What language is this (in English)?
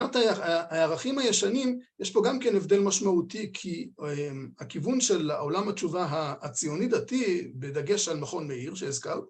Hebrew